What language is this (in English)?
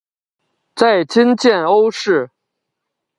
Chinese